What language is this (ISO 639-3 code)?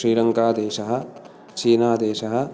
san